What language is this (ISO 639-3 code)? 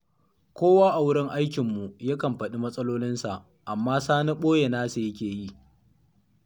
hau